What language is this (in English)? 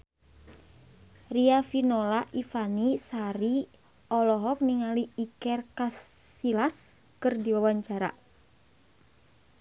Sundanese